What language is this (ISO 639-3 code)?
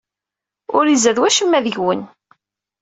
kab